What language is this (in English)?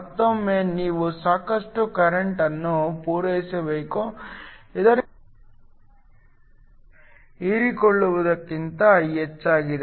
Kannada